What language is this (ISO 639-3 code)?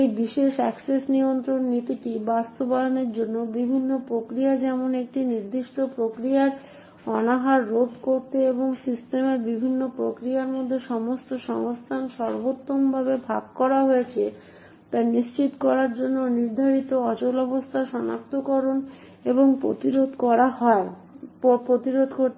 ben